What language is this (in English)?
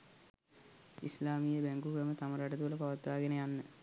Sinhala